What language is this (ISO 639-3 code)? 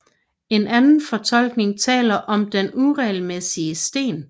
dan